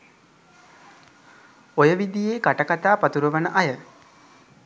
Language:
Sinhala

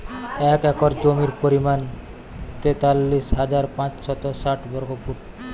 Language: Bangla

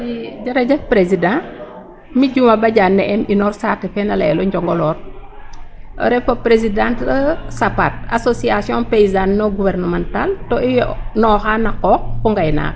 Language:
Serer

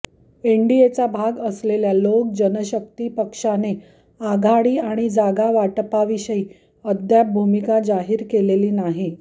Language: Marathi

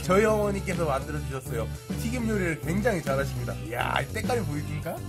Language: Korean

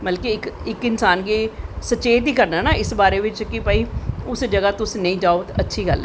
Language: Dogri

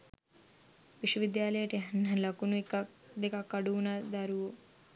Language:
Sinhala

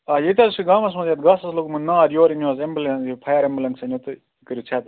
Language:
Kashmiri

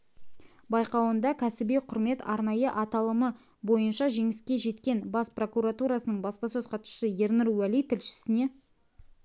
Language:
Kazakh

